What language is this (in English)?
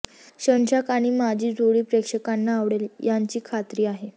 Marathi